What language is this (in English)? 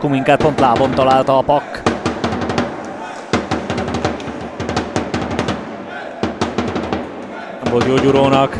Hungarian